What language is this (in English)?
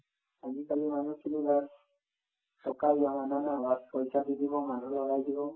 Assamese